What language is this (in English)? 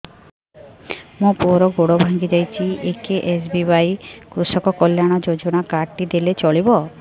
Odia